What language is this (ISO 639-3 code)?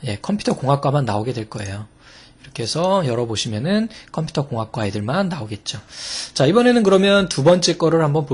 kor